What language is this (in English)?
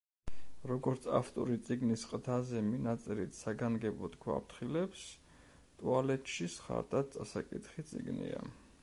Georgian